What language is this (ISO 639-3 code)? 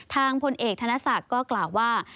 tha